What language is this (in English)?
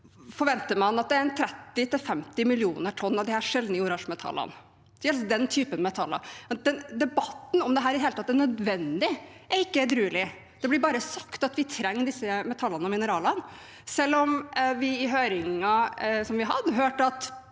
Norwegian